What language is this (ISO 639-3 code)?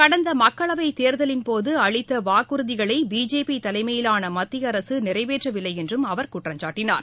tam